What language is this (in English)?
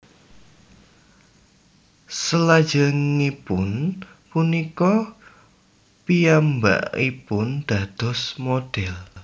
Javanese